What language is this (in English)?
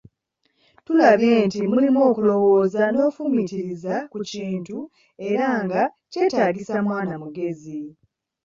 Ganda